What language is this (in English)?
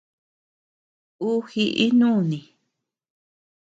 Tepeuxila Cuicatec